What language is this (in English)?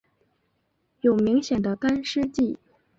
Chinese